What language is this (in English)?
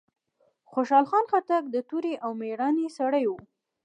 Pashto